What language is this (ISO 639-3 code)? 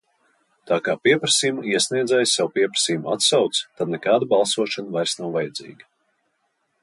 lav